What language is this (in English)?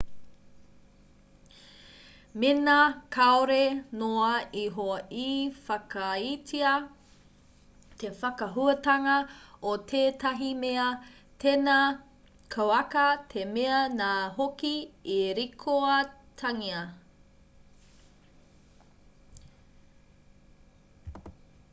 Māori